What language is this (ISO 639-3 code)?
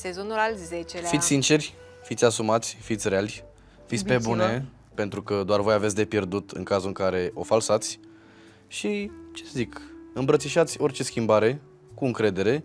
ron